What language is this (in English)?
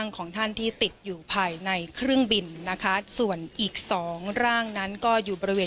Thai